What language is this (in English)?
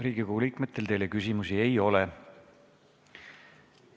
Estonian